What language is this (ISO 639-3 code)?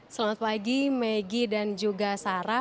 ind